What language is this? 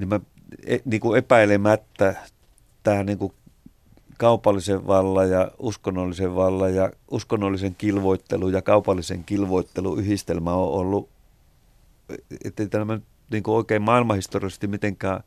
Finnish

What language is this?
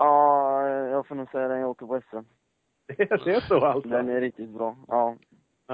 Swedish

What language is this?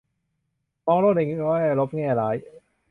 Thai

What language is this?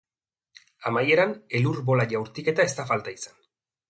Basque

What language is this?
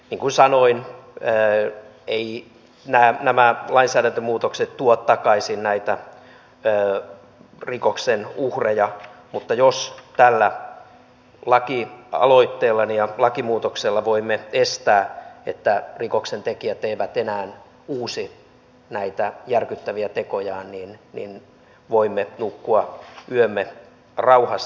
Finnish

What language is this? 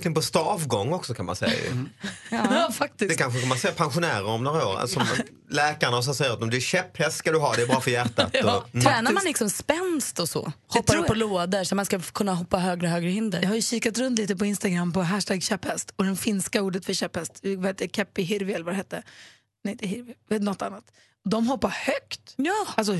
Swedish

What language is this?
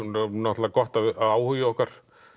Icelandic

